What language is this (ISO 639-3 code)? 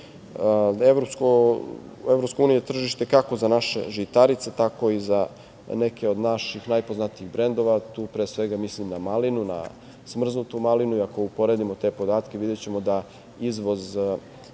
srp